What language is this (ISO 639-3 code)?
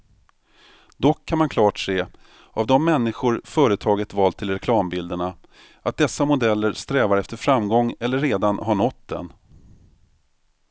swe